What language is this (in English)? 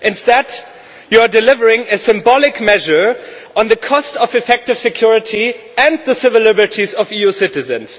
English